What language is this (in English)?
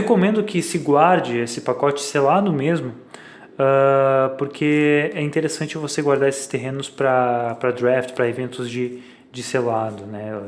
Portuguese